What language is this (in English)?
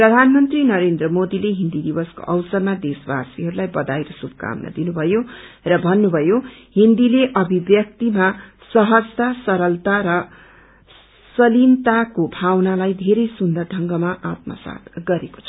Nepali